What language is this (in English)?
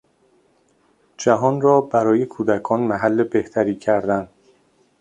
Persian